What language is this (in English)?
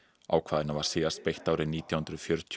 Icelandic